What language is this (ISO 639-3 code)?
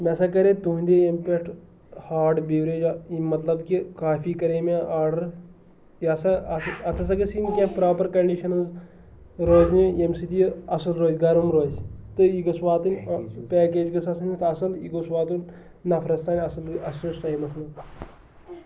kas